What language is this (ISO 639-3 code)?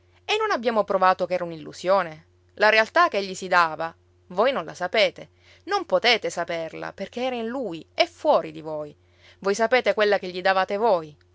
ita